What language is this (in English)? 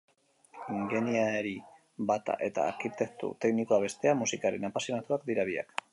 Basque